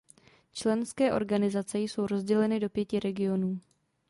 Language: Czech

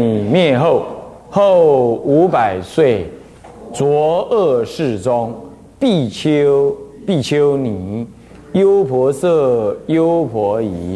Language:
Chinese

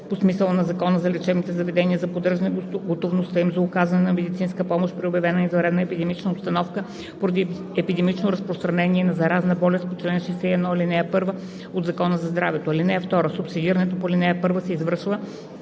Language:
Bulgarian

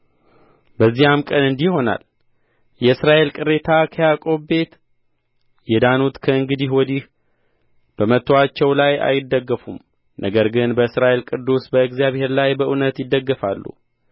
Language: Amharic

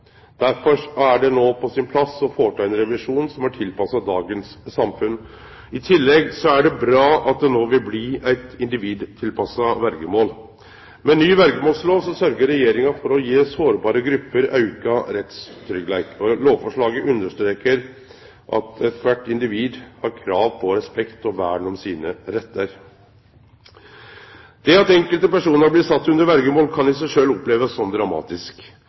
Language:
Norwegian Nynorsk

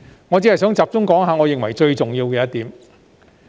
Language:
Cantonese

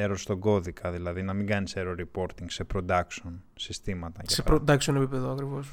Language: Greek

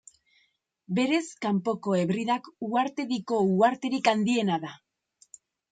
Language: Basque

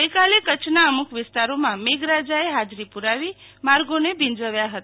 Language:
Gujarati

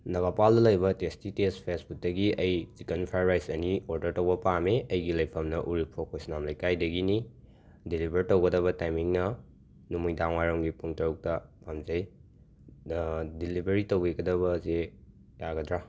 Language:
Manipuri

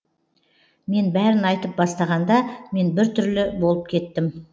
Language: Kazakh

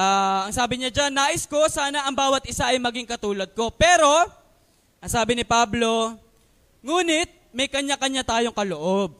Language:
Filipino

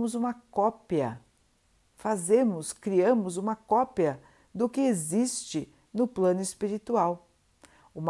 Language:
Portuguese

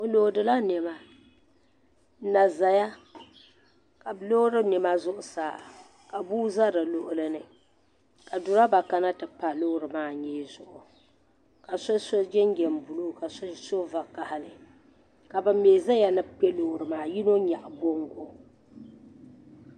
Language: Dagbani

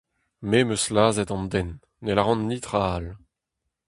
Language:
Breton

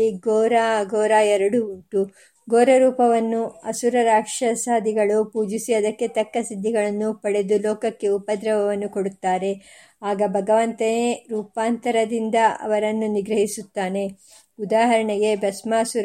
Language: Kannada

